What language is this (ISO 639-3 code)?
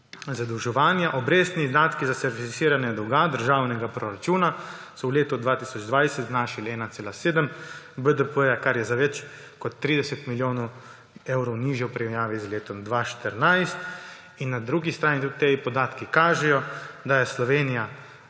slv